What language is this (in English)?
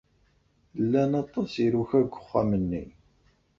Kabyle